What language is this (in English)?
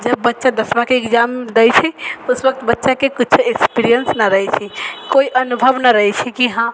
Maithili